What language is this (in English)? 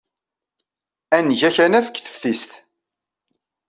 Kabyle